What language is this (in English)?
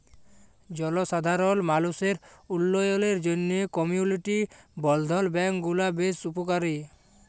Bangla